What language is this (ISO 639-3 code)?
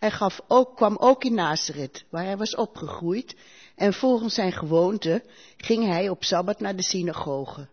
nld